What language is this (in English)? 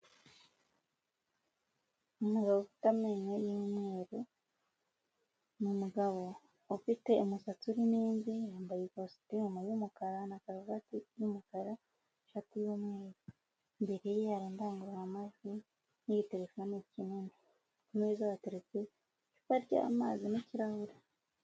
Kinyarwanda